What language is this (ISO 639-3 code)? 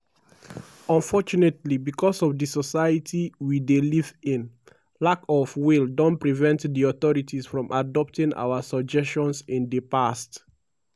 pcm